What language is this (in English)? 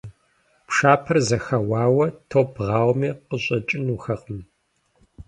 Kabardian